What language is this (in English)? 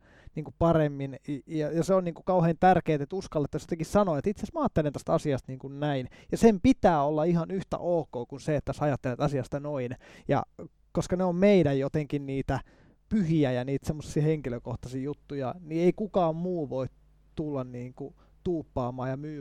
Finnish